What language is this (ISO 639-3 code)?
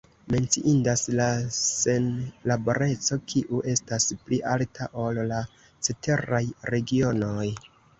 epo